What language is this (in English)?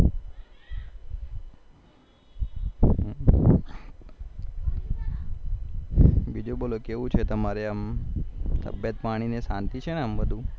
Gujarati